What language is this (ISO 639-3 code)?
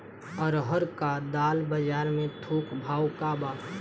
bho